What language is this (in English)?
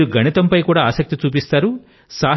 Telugu